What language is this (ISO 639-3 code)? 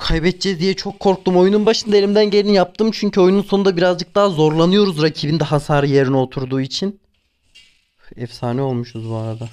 tur